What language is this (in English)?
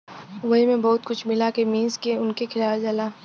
Bhojpuri